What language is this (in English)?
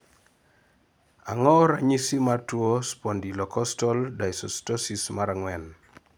Luo (Kenya and Tanzania)